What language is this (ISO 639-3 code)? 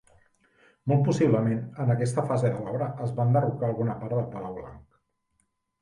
cat